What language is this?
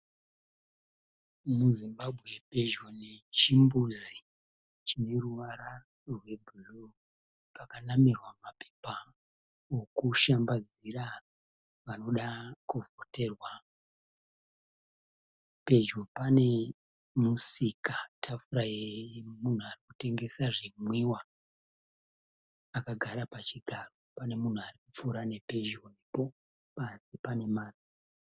Shona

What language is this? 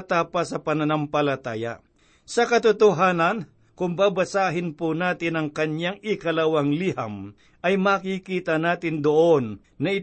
Filipino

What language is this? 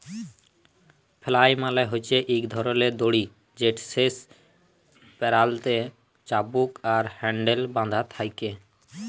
Bangla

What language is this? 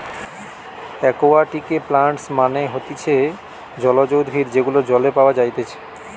Bangla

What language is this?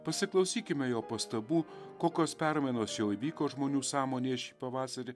Lithuanian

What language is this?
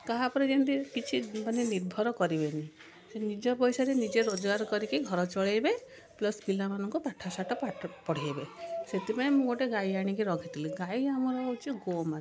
Odia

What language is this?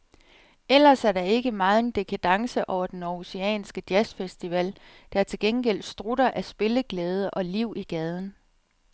Danish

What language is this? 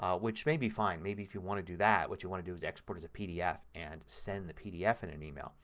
English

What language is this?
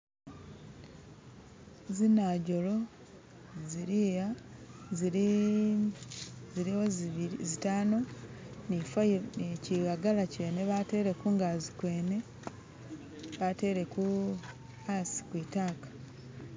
Masaaba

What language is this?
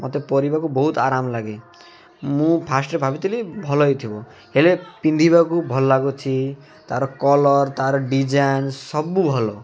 Odia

